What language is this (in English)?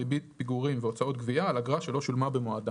Hebrew